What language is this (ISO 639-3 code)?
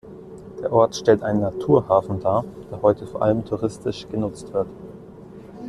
deu